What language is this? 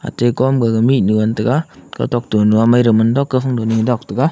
Wancho Naga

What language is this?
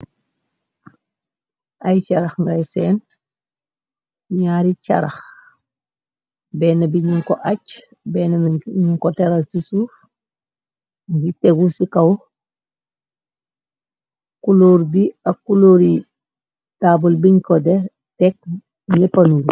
Wolof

